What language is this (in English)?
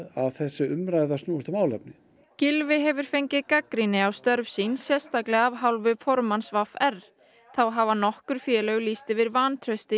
Icelandic